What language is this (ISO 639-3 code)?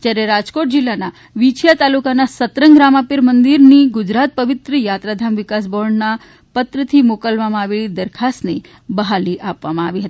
guj